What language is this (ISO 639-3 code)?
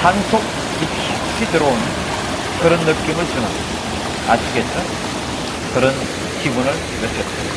kor